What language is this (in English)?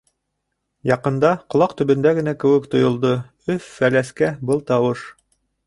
Bashkir